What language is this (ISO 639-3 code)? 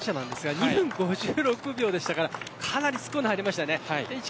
jpn